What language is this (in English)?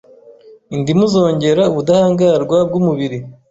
Kinyarwanda